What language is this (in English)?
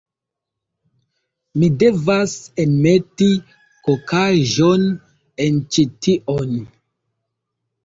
Esperanto